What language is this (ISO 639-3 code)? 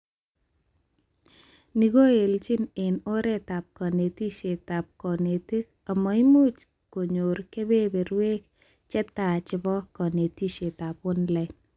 kln